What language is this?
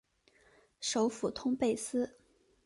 Chinese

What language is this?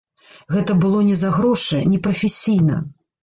Belarusian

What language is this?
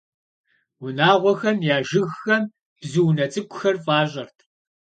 Kabardian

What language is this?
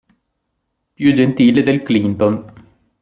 Italian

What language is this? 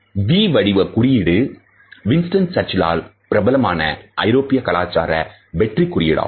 Tamil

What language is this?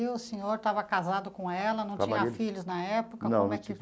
Portuguese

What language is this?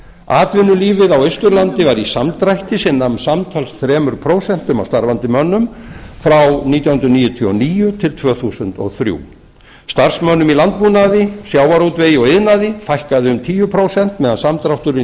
Icelandic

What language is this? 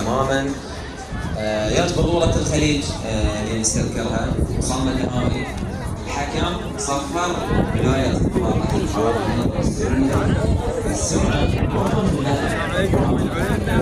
Arabic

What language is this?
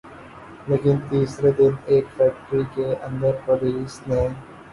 Urdu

